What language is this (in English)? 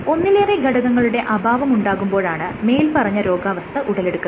Malayalam